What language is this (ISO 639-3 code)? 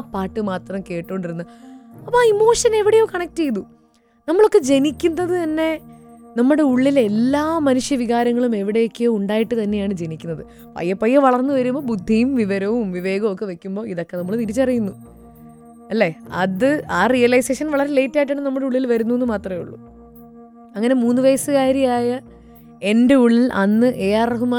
mal